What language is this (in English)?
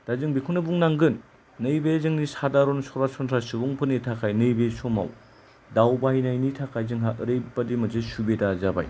Bodo